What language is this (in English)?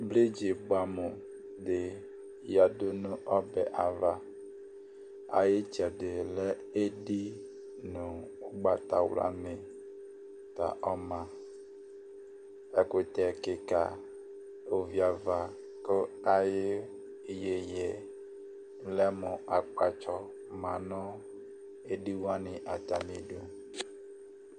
Ikposo